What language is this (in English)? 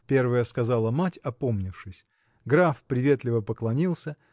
Russian